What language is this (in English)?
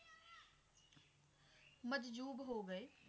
Punjabi